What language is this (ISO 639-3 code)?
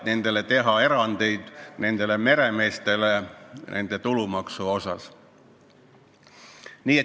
est